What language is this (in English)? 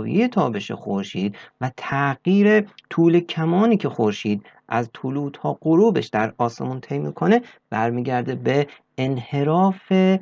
Persian